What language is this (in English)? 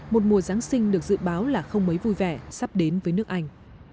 Vietnamese